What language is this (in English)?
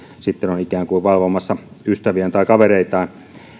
Finnish